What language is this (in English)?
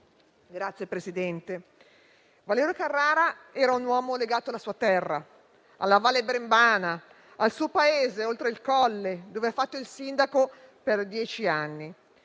Italian